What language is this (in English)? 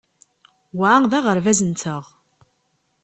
Kabyle